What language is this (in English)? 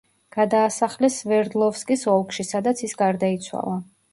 Georgian